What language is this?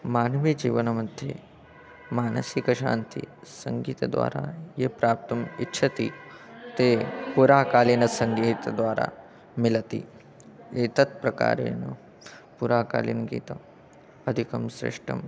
Sanskrit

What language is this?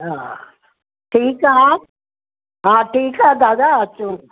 Sindhi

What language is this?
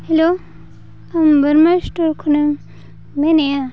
Santali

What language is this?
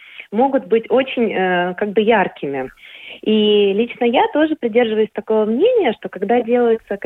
Russian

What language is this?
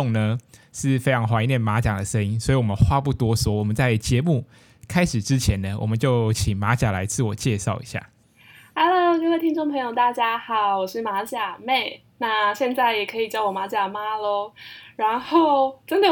Chinese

